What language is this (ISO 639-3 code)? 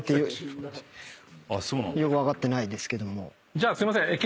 jpn